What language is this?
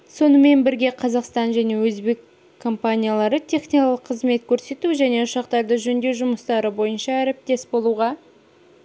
Kazakh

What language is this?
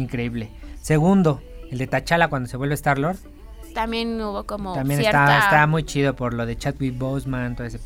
Spanish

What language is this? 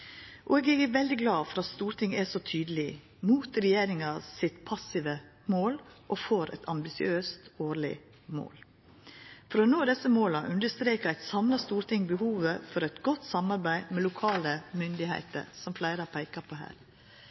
Norwegian Nynorsk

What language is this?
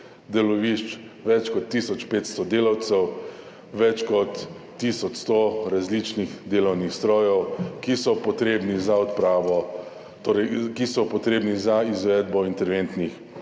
Slovenian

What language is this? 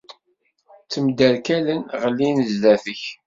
Kabyle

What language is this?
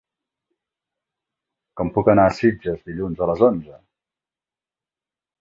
Catalan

